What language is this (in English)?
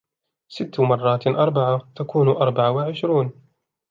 Arabic